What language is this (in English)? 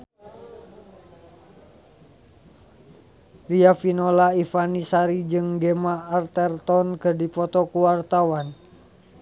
Sundanese